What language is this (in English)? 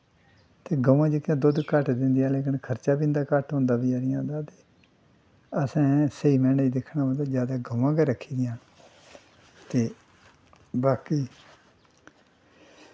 Dogri